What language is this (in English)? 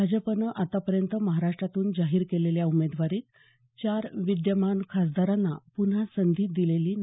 Marathi